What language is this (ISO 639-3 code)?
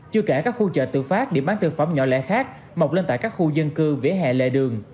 vie